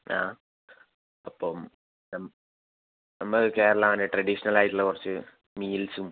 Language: Malayalam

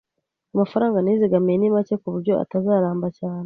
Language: Kinyarwanda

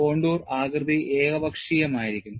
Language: Malayalam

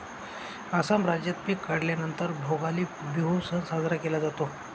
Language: Marathi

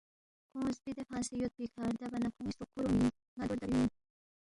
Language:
Balti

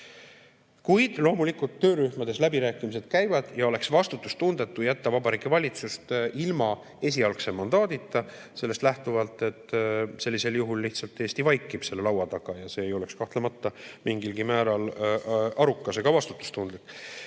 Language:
Estonian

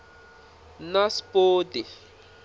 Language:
Tsonga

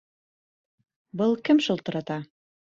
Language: Bashkir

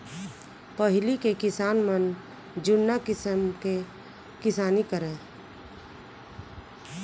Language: Chhattisgarhi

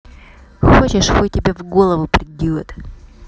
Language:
Russian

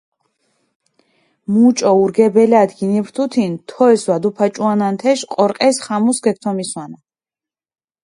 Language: Mingrelian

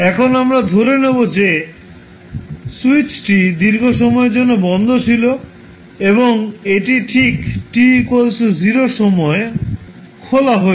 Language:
Bangla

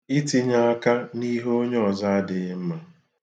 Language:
Igbo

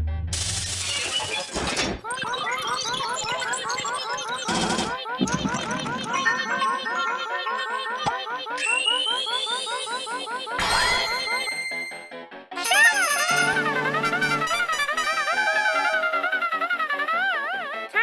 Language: Japanese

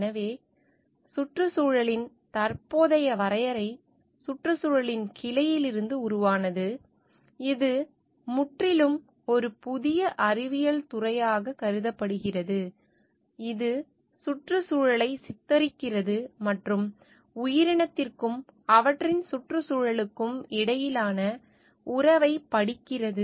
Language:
Tamil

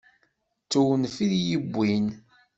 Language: Kabyle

